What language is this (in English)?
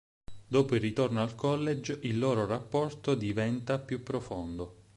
Italian